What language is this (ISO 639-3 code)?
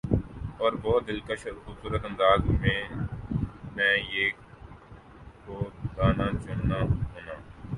urd